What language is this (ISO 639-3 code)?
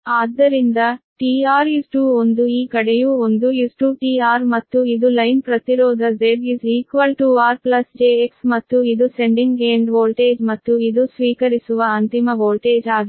kan